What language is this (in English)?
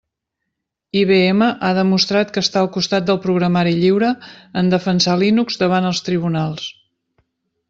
Catalan